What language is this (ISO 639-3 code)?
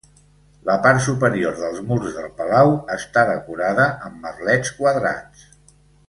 cat